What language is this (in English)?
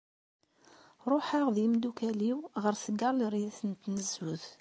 Kabyle